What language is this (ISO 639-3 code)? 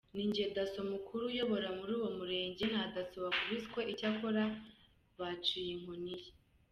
kin